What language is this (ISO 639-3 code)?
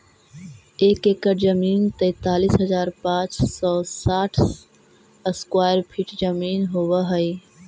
mag